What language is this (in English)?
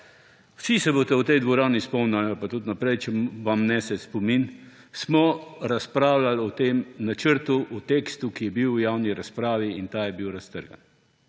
Slovenian